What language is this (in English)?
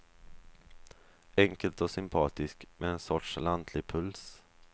Swedish